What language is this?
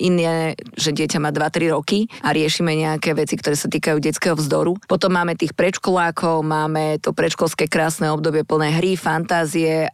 Slovak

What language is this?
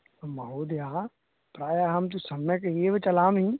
Sanskrit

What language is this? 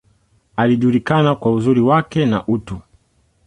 Swahili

